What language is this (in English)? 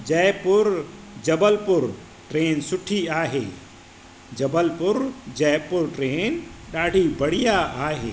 Sindhi